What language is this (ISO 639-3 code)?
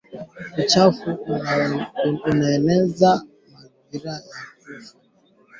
swa